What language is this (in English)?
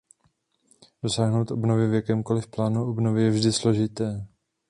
Czech